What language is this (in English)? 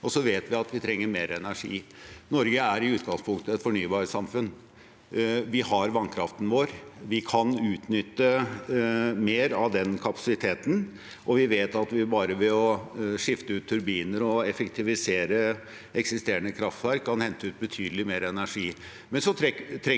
Norwegian